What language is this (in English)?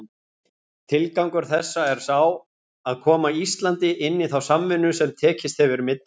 Icelandic